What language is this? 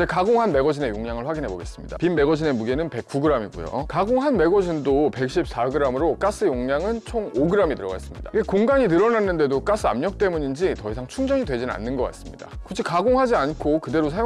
Korean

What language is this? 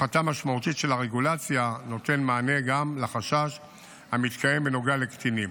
Hebrew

